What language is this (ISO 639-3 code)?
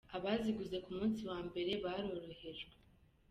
kin